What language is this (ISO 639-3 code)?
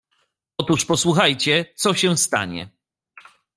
pol